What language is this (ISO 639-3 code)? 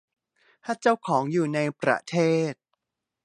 tha